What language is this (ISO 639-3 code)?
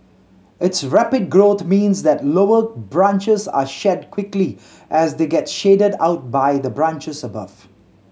eng